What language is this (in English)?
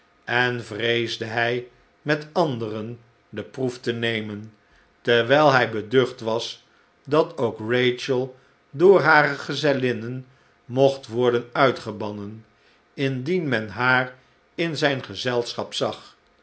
Dutch